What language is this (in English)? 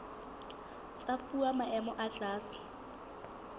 Southern Sotho